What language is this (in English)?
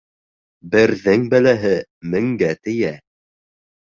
Bashkir